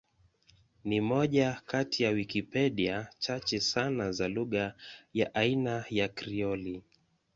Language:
Swahili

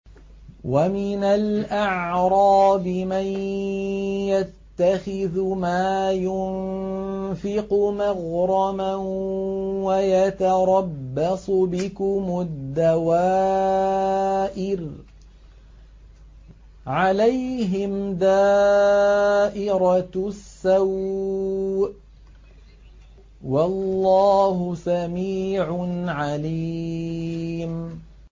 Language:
Arabic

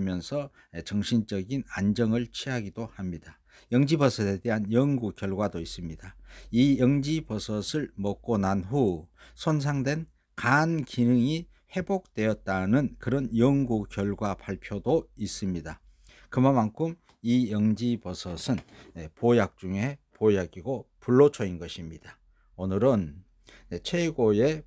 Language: Korean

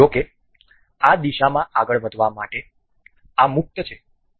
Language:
Gujarati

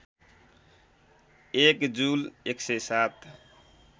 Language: Nepali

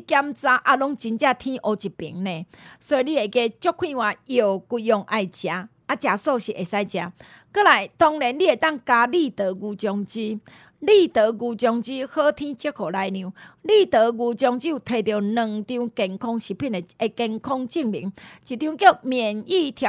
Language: Chinese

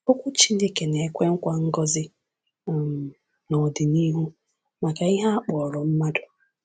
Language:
Igbo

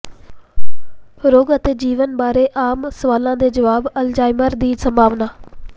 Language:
Punjabi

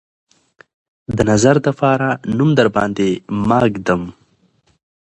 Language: Pashto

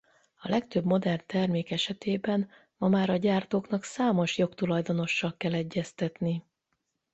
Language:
Hungarian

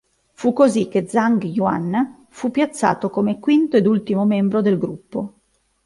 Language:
Italian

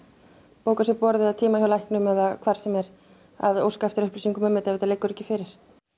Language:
Icelandic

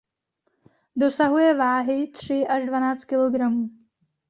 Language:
Czech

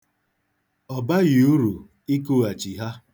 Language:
Igbo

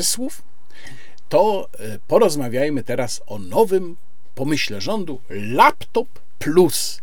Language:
Polish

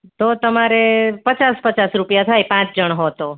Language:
Gujarati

